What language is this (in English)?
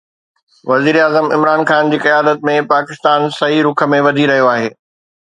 Sindhi